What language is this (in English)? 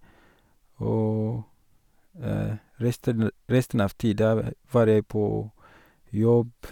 Norwegian